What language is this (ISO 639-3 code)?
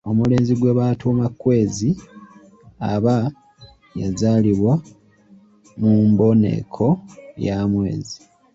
lug